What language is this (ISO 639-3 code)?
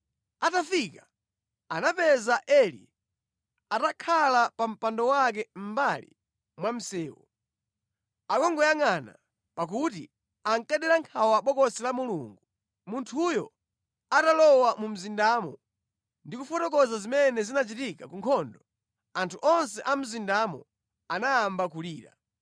nya